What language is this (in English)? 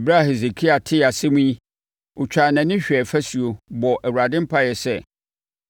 Akan